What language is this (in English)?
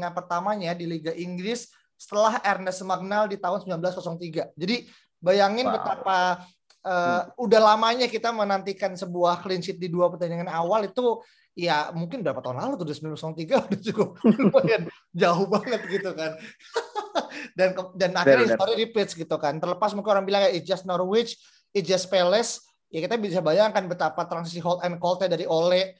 Indonesian